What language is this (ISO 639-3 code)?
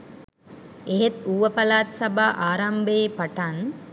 sin